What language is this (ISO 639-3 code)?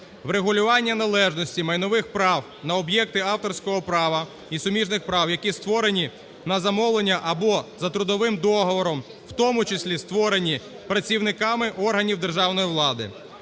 ukr